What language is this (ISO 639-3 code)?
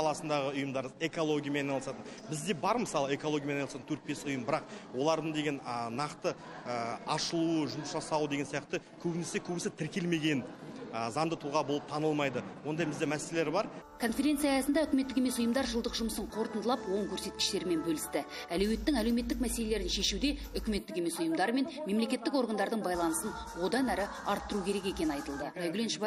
tur